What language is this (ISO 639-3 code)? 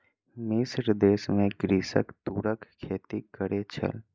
mai